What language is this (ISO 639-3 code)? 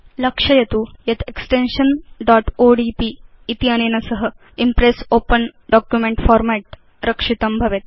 san